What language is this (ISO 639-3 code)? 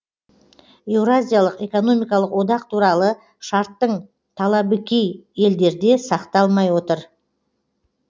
kaz